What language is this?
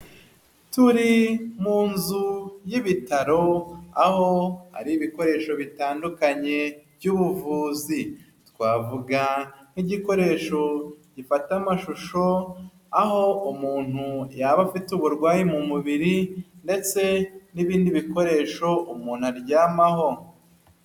Kinyarwanda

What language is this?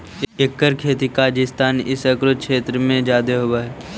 Magahi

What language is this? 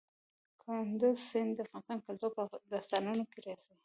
Pashto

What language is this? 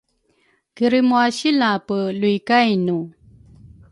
Rukai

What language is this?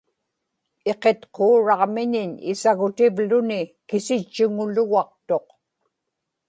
Inupiaq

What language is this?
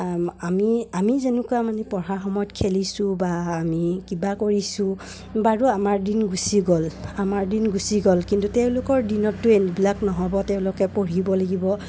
Assamese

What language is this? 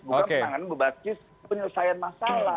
Indonesian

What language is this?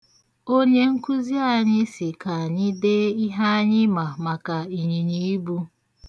Igbo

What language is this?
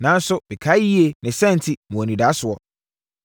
Akan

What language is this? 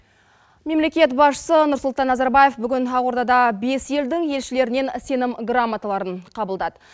Kazakh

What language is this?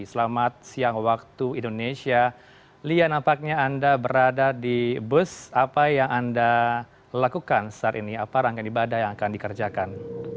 Indonesian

